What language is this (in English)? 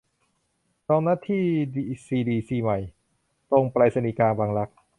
Thai